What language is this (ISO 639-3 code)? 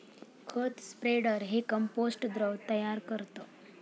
mar